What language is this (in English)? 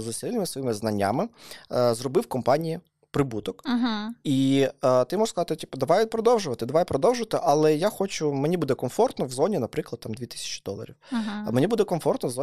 Ukrainian